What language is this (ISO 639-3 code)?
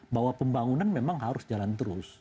ind